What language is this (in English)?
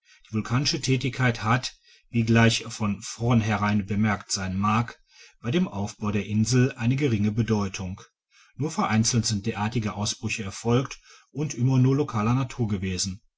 German